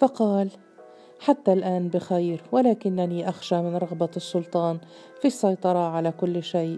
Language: Arabic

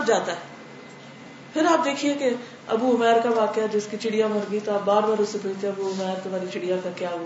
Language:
Urdu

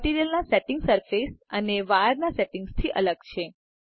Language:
Gujarati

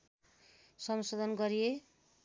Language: Nepali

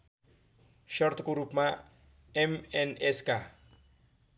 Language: Nepali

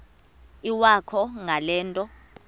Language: Xhosa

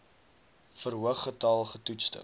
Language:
Afrikaans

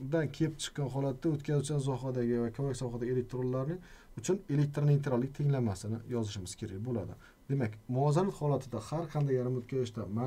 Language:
Turkish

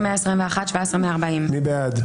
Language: Hebrew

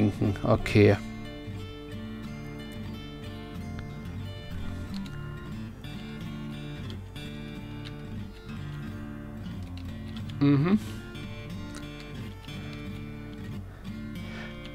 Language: German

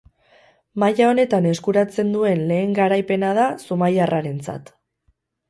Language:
Basque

